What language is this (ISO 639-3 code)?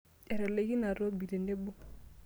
mas